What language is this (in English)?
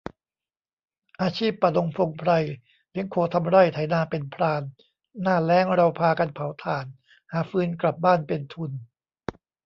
Thai